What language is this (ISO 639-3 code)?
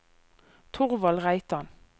nor